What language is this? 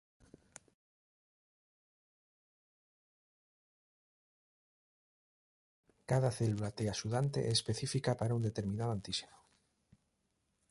Galician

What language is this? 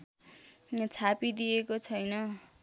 Nepali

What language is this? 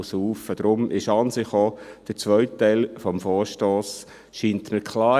Swiss German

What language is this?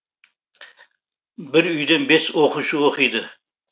Kazakh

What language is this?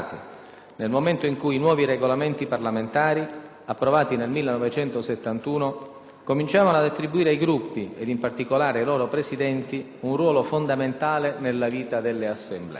Italian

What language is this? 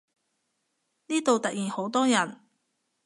Cantonese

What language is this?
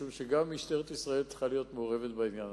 Hebrew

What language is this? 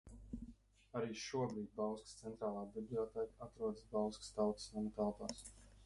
Latvian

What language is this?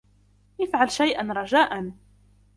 Arabic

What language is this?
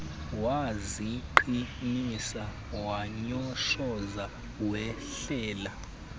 Xhosa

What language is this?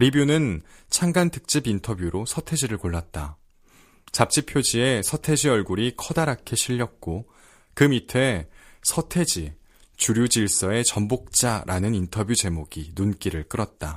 Korean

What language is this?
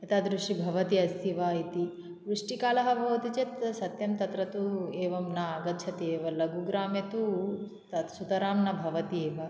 Sanskrit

